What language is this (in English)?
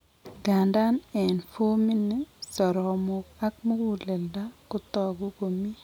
Kalenjin